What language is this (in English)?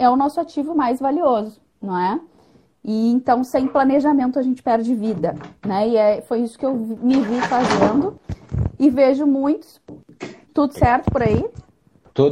Portuguese